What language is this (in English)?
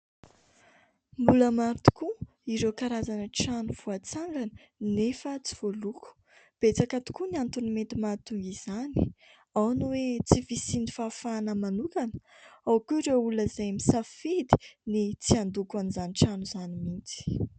Malagasy